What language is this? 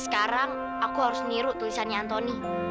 Indonesian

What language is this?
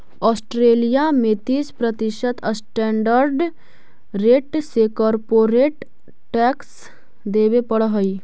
Magahi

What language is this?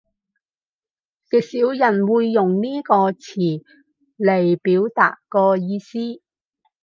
Cantonese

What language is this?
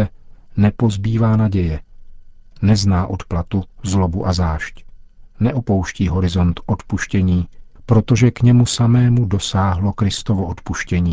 Czech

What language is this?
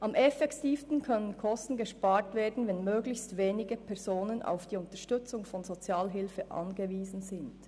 Swiss German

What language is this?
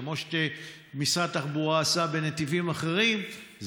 Hebrew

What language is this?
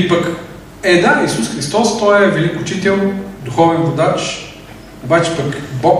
Bulgarian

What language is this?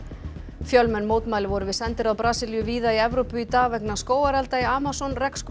Icelandic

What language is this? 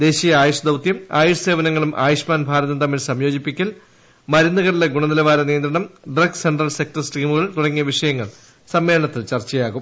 Malayalam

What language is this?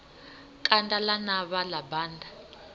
Venda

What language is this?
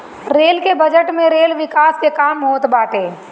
Bhojpuri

